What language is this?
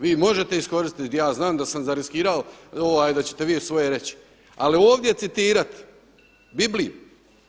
Croatian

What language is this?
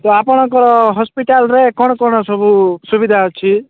Odia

